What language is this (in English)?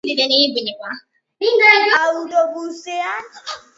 Basque